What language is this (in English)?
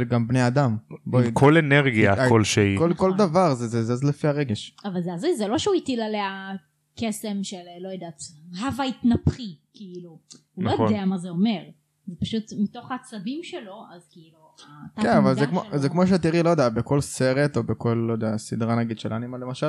Hebrew